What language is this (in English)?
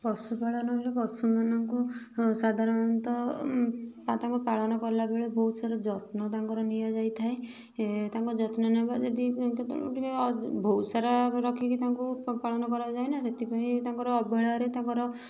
Odia